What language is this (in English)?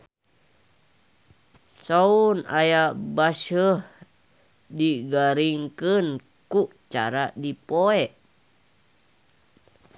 Sundanese